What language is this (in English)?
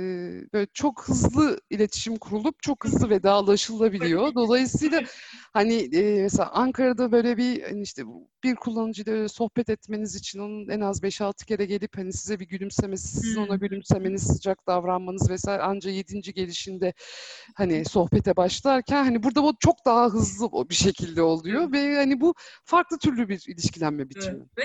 Turkish